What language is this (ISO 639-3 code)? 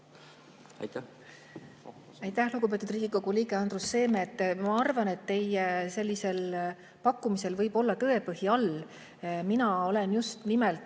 est